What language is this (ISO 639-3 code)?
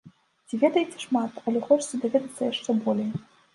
bel